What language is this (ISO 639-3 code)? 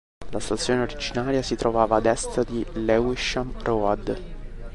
ita